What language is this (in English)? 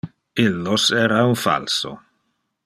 Interlingua